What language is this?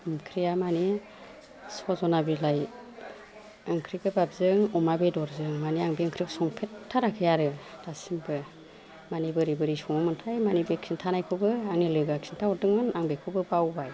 Bodo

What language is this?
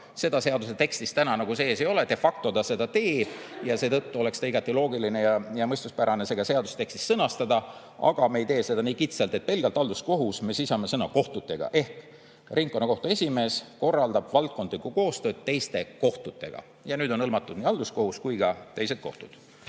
Estonian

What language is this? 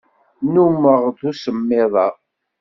Kabyle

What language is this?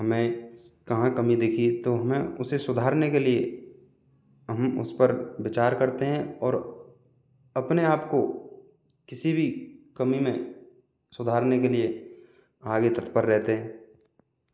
Hindi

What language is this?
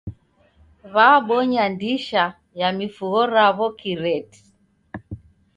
Taita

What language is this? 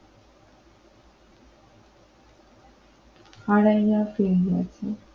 Bangla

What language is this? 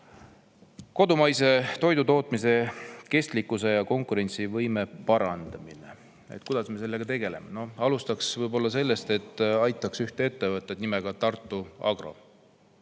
Estonian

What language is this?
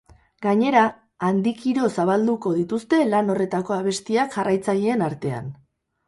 Basque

